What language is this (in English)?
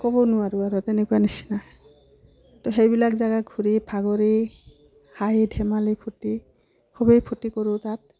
Assamese